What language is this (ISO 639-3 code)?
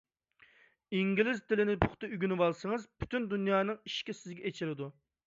uig